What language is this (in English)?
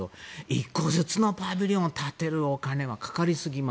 Japanese